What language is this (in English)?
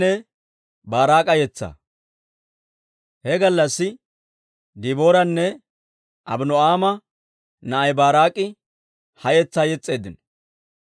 Dawro